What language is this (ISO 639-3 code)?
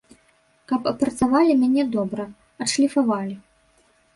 bel